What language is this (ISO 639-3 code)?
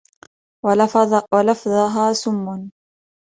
ara